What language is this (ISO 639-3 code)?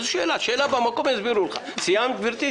heb